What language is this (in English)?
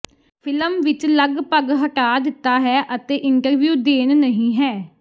Punjabi